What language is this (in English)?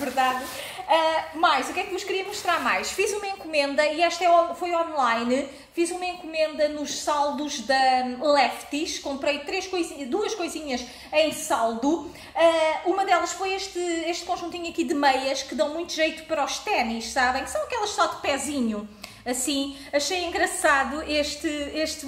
Portuguese